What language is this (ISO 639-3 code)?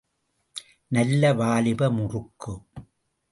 tam